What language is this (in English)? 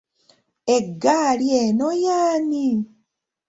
Ganda